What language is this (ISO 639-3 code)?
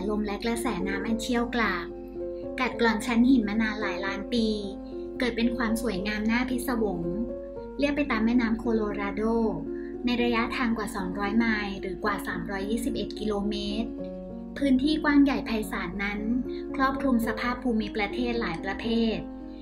tha